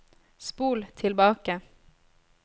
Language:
Norwegian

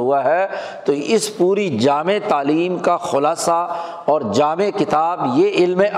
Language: Urdu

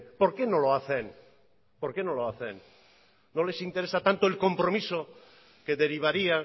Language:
Spanish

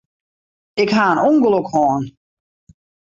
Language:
Western Frisian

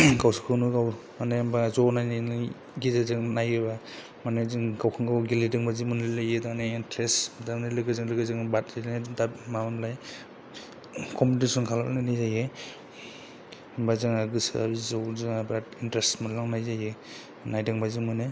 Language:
Bodo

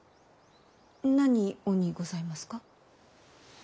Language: Japanese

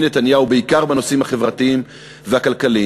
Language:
Hebrew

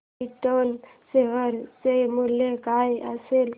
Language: Marathi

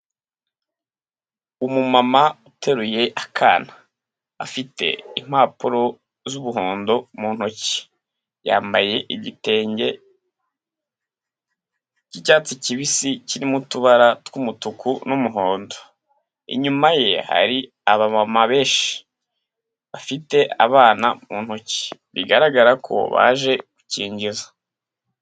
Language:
Kinyarwanda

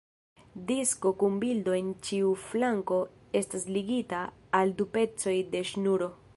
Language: Esperanto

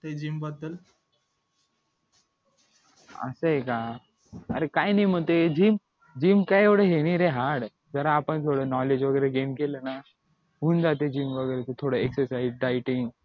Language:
Marathi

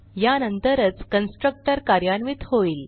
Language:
Marathi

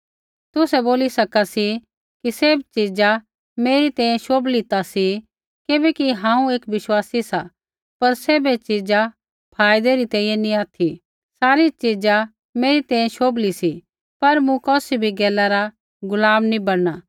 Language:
Kullu Pahari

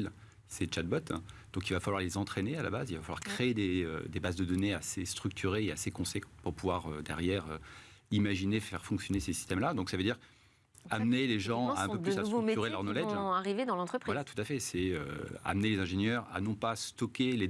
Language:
French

